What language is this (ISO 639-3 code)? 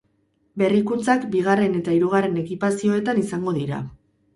eus